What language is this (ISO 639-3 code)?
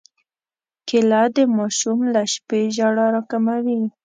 pus